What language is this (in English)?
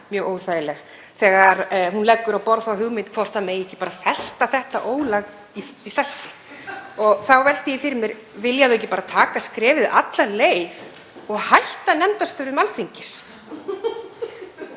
Icelandic